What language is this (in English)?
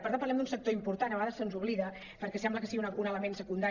Catalan